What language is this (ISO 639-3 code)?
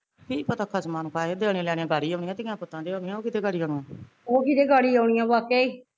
pan